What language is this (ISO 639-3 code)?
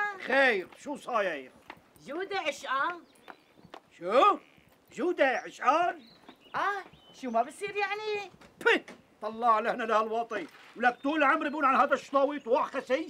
ara